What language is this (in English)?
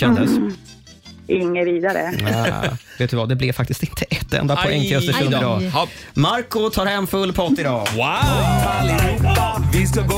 Swedish